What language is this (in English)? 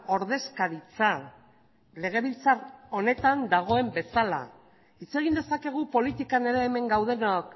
Basque